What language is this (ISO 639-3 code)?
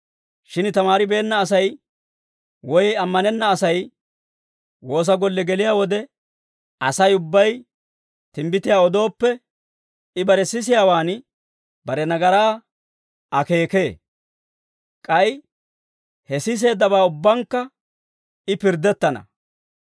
dwr